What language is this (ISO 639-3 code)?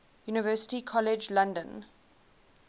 eng